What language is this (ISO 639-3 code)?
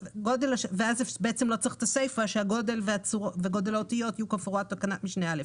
heb